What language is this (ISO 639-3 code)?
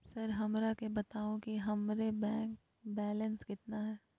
mag